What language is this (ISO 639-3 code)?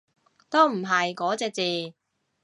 yue